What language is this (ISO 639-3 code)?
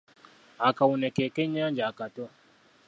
lug